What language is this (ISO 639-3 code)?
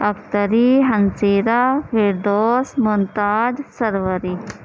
urd